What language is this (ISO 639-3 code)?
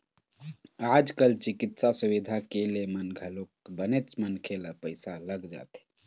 hne